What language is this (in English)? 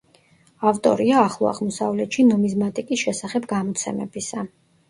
Georgian